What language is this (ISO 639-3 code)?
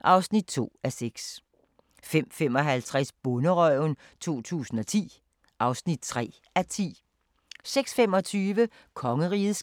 dan